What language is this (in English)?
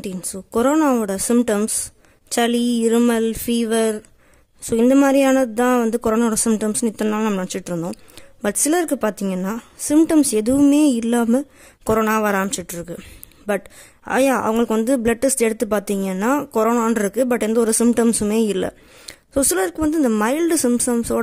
Romanian